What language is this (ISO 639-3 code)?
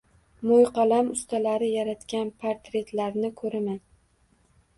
uzb